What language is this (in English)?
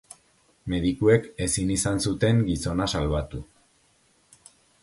Basque